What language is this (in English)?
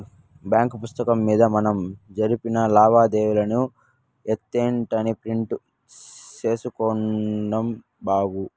Telugu